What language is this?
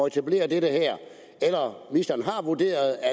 Danish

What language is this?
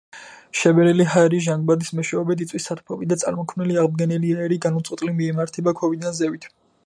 Georgian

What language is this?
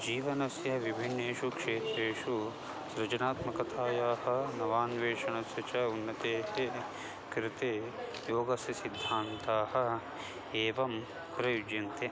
Sanskrit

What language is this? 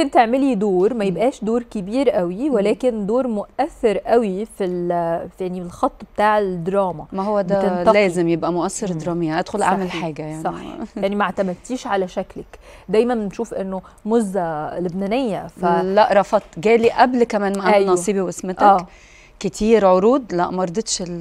Arabic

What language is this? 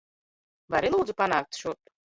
Latvian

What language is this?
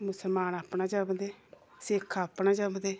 Dogri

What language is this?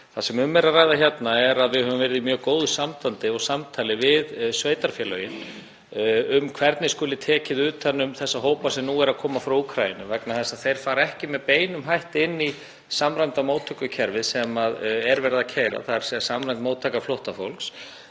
Icelandic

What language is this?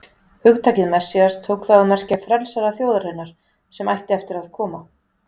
Icelandic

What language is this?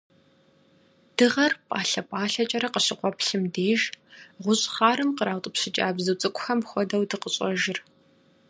Kabardian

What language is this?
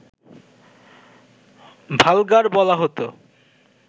Bangla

